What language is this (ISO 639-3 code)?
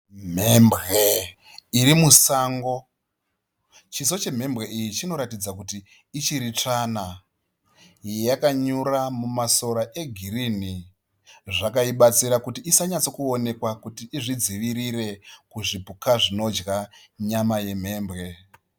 sna